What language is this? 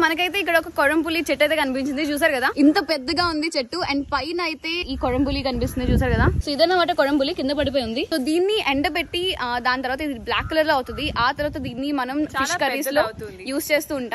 Hindi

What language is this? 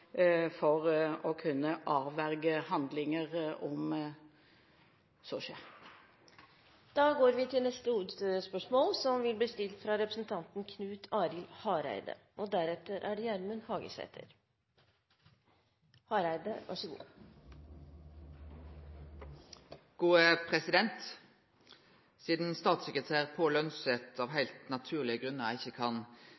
Norwegian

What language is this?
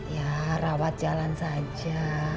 Indonesian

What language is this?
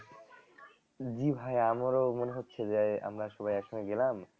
Bangla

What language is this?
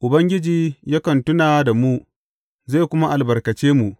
Hausa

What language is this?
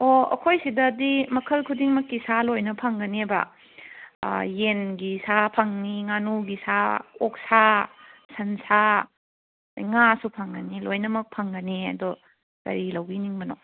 Manipuri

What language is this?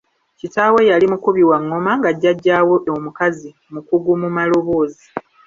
Ganda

